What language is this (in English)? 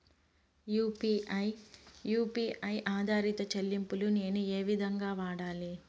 Telugu